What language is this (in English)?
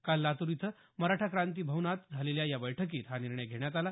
Marathi